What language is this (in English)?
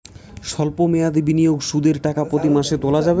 Bangla